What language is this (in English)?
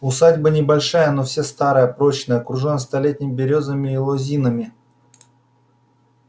Russian